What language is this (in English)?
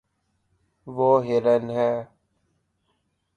Urdu